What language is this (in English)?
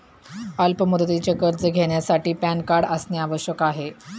Marathi